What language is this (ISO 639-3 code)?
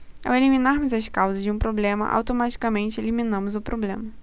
por